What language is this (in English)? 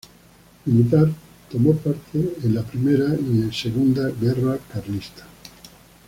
Spanish